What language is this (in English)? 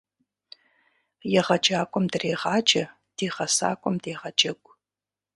Kabardian